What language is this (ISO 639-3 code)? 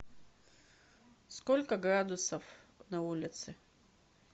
rus